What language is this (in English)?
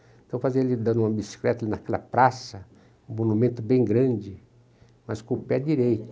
Portuguese